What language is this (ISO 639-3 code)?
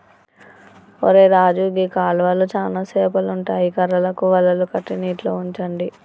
tel